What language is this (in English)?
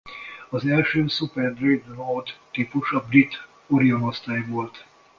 Hungarian